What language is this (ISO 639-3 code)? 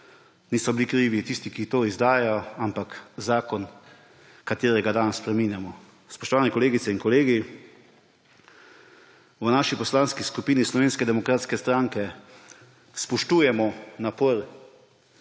slv